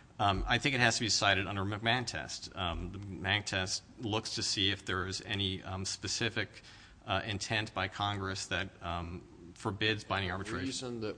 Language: English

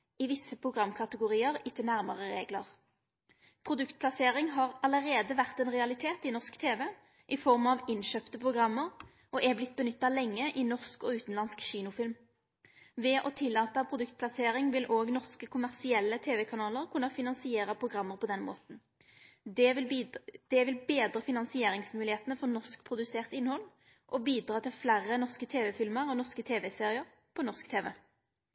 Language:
Norwegian Nynorsk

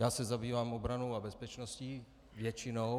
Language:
Czech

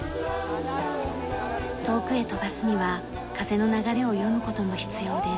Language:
Japanese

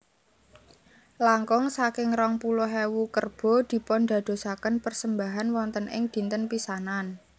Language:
Javanese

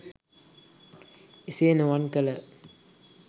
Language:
Sinhala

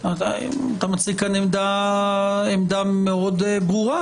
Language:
Hebrew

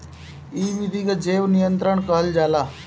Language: Bhojpuri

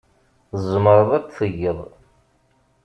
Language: Kabyle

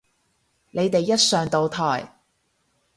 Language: Cantonese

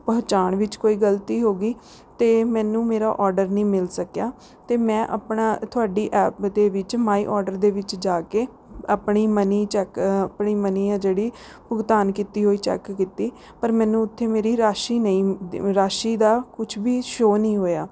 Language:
Punjabi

